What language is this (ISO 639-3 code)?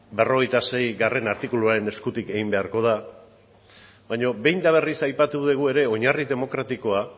eus